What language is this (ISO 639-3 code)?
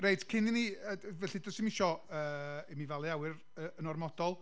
cym